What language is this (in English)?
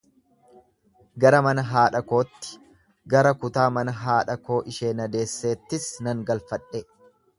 Oromo